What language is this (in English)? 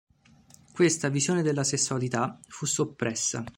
Italian